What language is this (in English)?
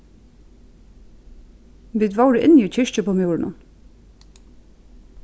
Faroese